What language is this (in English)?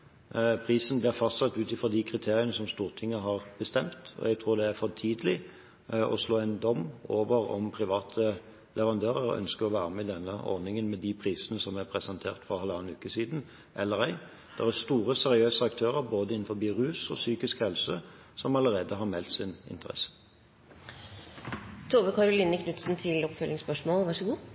Norwegian